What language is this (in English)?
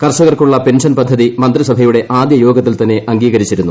Malayalam